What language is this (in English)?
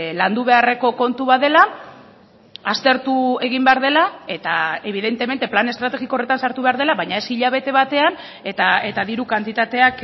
Basque